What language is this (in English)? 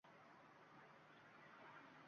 Uzbek